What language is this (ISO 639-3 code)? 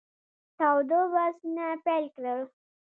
pus